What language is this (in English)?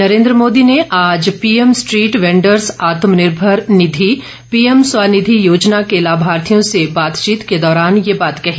Hindi